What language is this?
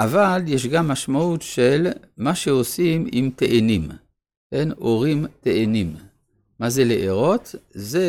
Hebrew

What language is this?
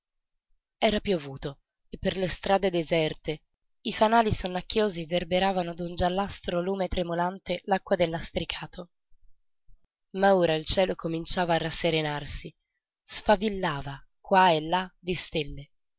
Italian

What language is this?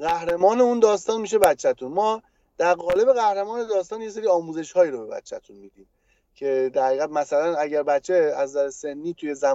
Persian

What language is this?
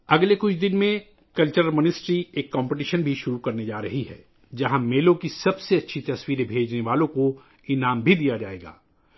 Urdu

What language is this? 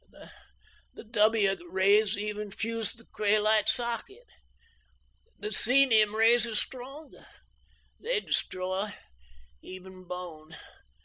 English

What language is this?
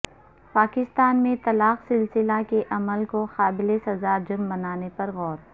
Urdu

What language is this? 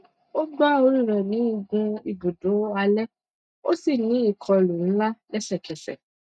Yoruba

